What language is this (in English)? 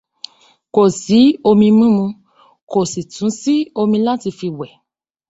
Yoruba